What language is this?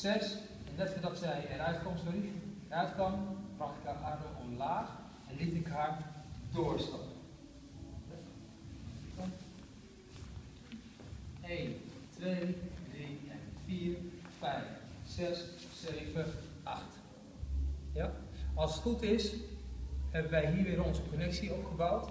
Dutch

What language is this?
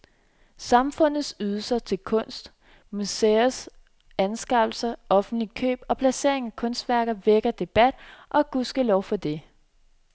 Danish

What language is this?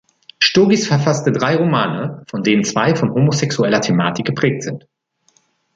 German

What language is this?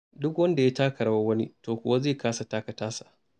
Hausa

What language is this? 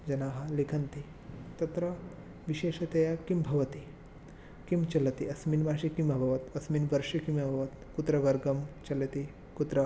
Sanskrit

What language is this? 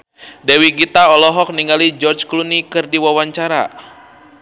Sundanese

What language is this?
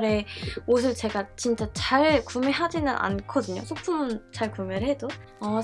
Korean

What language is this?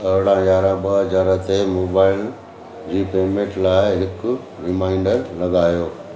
Sindhi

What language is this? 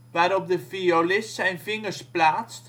Dutch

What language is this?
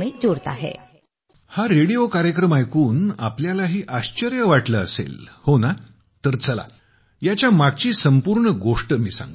Marathi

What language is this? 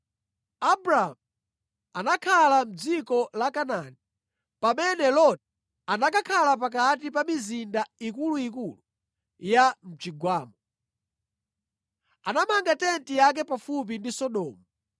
Nyanja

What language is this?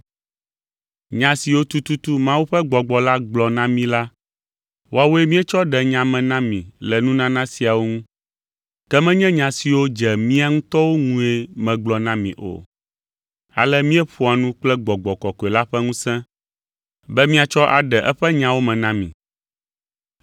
Ewe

